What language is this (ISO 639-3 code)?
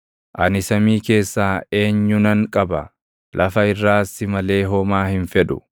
orm